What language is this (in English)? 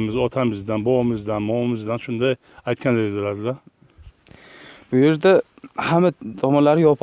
Turkish